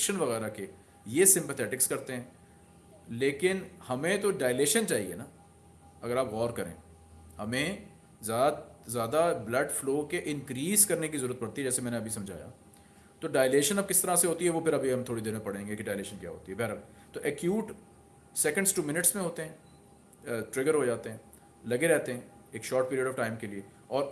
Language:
Hindi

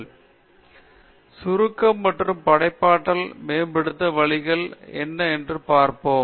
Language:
Tamil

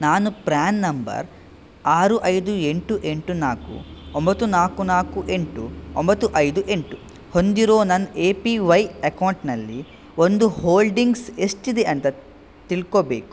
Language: Kannada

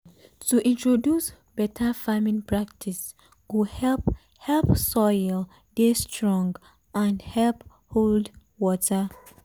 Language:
Nigerian Pidgin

